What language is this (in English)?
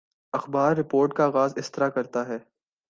Urdu